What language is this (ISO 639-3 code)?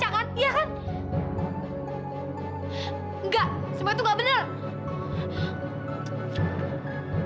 ind